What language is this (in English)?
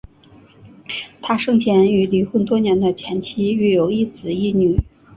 Chinese